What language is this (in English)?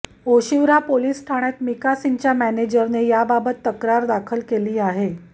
Marathi